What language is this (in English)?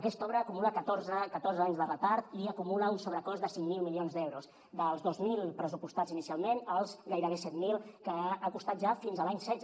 Catalan